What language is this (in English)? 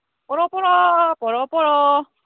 Manipuri